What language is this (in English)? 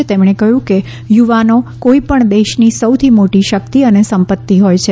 Gujarati